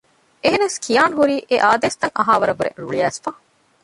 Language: Divehi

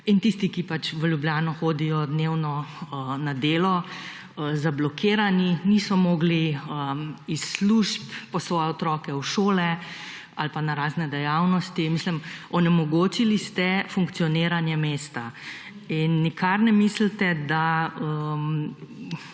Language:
Slovenian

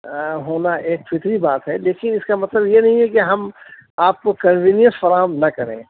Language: Urdu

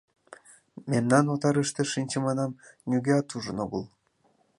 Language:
Mari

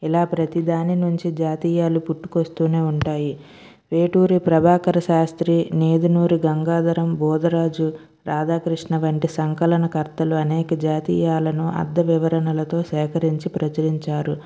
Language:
Telugu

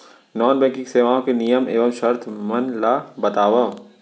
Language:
Chhattisgarhi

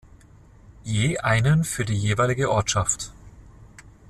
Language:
German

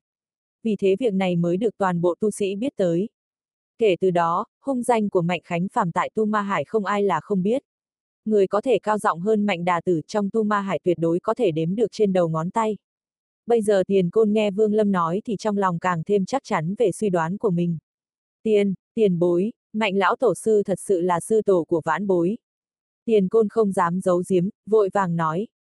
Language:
Vietnamese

